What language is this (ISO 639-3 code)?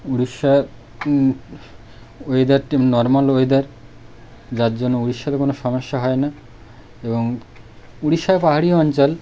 ben